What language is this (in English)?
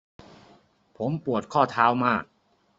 Thai